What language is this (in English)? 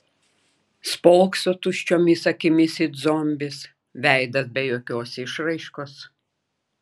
Lithuanian